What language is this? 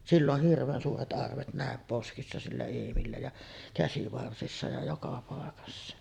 Finnish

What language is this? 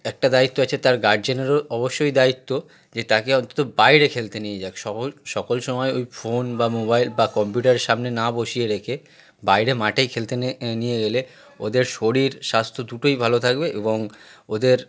Bangla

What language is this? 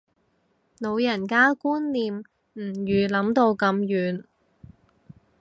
Cantonese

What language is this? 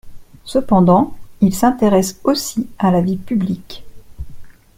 French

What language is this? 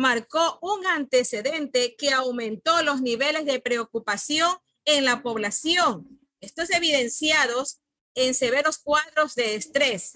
Spanish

